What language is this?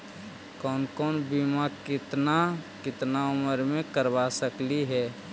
Magahi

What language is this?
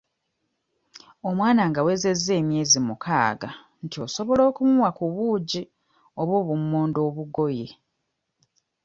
Ganda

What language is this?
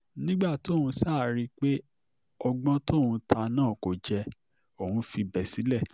Yoruba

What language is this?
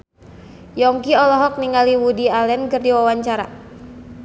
Sundanese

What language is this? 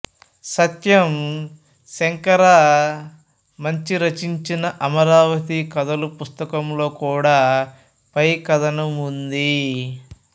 Telugu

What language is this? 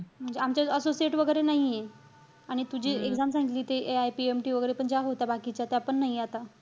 Marathi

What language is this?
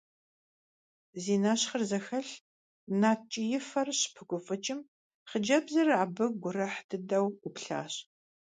Kabardian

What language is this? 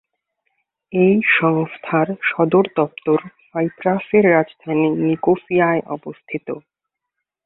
Bangla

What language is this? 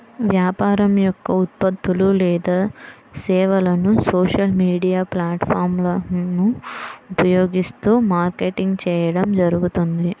Telugu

